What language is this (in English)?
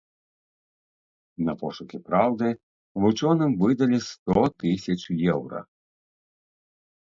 Belarusian